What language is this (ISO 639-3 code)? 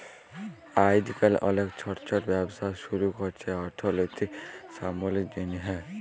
ben